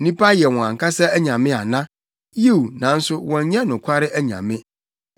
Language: Akan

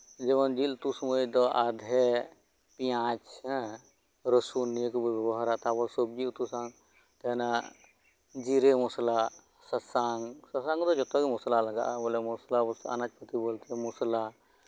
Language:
Santali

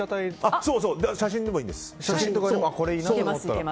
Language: Japanese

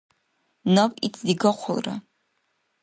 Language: Dargwa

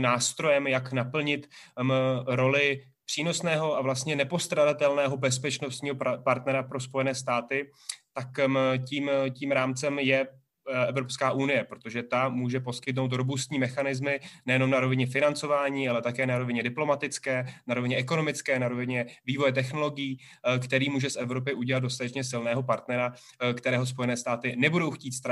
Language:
Czech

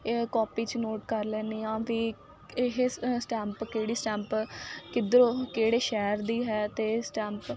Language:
Punjabi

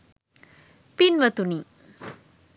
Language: Sinhala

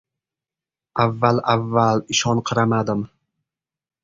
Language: Uzbek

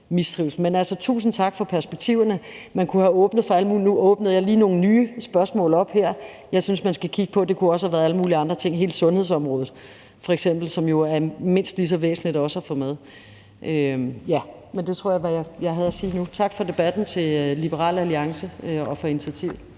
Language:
Danish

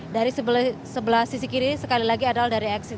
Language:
Indonesian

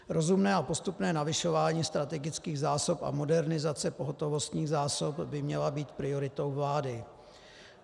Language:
Czech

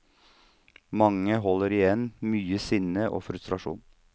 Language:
Norwegian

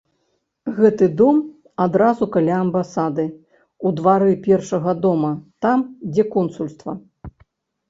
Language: Belarusian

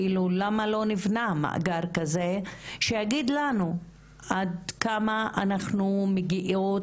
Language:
Hebrew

